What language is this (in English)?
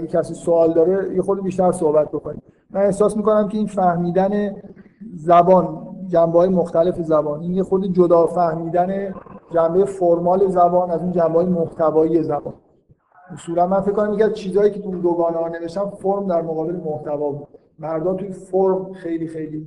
Persian